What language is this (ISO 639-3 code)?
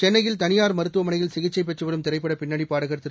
tam